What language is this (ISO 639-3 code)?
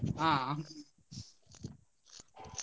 kan